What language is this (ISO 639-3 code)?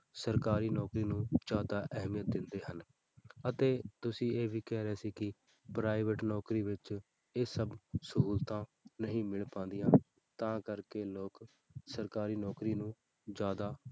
pan